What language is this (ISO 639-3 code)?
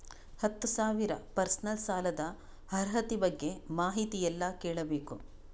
kan